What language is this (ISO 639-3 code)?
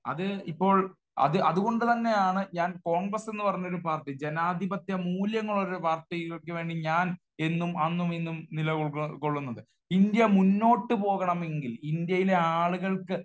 mal